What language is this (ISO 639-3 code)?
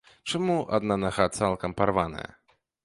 bel